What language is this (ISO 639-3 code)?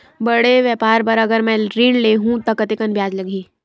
hne